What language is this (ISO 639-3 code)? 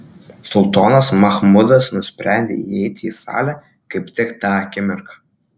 lit